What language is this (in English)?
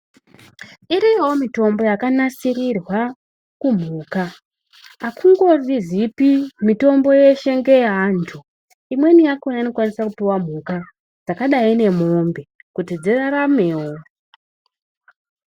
Ndau